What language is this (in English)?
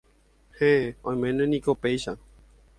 Guarani